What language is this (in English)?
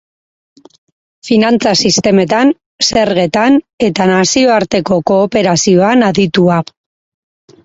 Basque